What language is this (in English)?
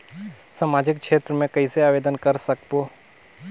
Chhattisgarhi